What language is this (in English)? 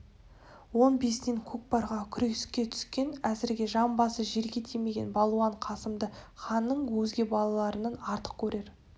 Kazakh